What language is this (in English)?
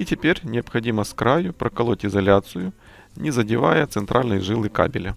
Russian